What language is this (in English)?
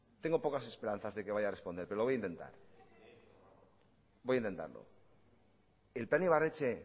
Spanish